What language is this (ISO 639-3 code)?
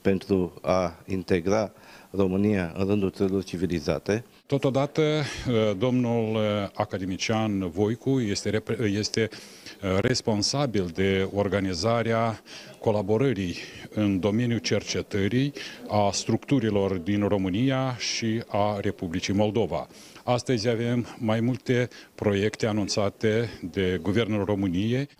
ron